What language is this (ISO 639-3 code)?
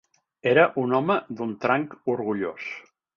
cat